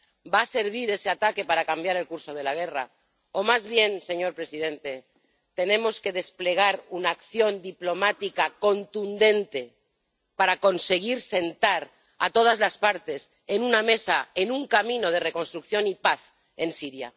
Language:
Spanish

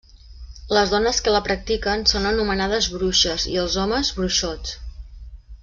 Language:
Catalan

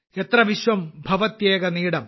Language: Malayalam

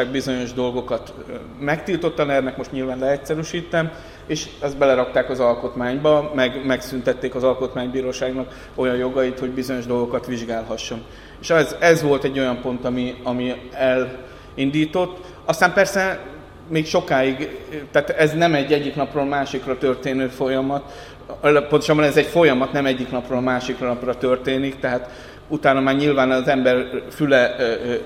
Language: Hungarian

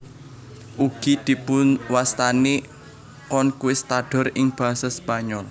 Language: Javanese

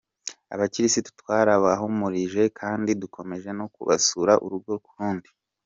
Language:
Kinyarwanda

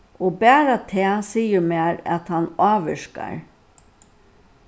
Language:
Faroese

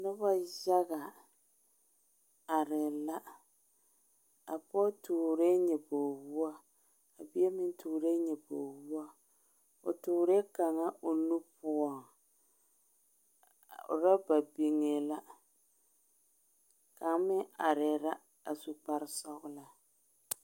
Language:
Southern Dagaare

